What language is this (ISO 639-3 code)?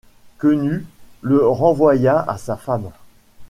fra